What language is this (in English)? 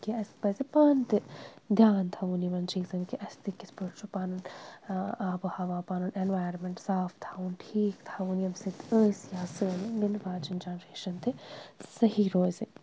Kashmiri